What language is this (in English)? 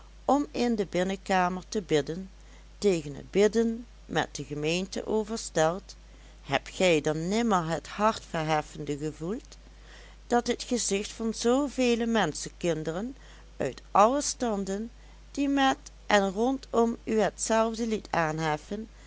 Dutch